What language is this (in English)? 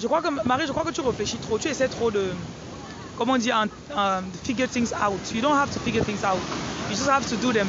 French